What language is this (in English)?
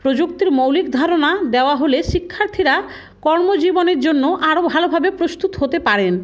Bangla